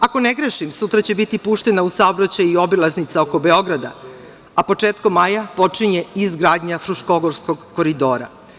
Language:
Serbian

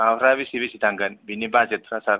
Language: Bodo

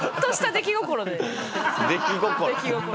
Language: Japanese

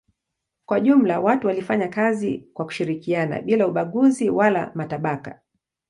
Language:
Swahili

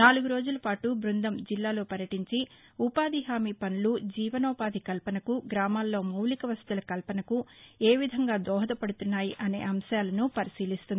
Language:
Telugu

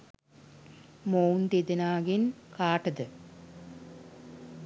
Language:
Sinhala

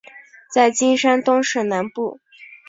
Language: Chinese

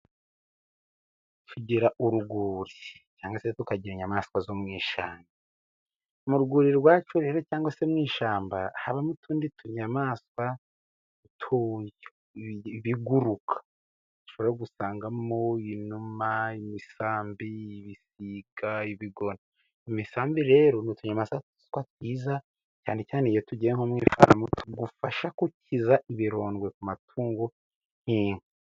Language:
Kinyarwanda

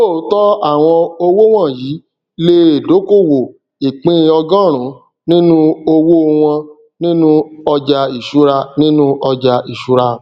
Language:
Yoruba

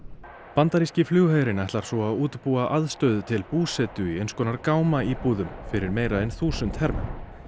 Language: Icelandic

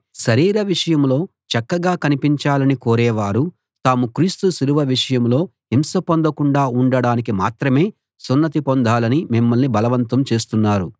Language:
Telugu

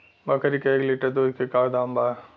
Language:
Bhojpuri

